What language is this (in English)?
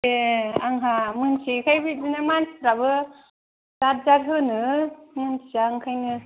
Bodo